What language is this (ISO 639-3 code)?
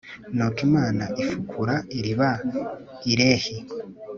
kin